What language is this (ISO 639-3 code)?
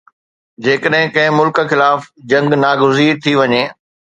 snd